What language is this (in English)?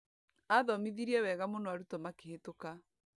Kikuyu